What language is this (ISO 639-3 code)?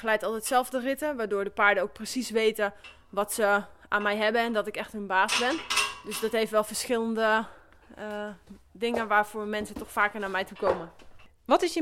nld